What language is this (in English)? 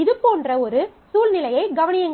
Tamil